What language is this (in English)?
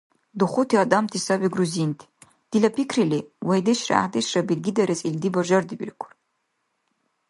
Dargwa